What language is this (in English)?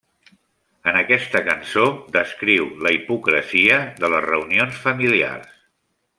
Catalan